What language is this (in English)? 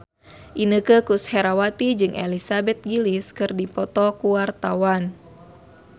Sundanese